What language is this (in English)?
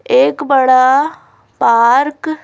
Hindi